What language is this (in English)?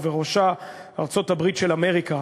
Hebrew